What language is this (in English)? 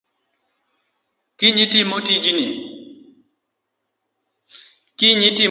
Luo (Kenya and Tanzania)